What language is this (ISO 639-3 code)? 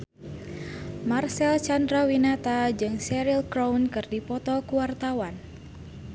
sun